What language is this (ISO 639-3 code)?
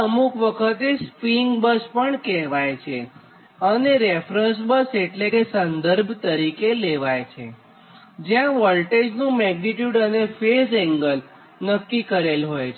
guj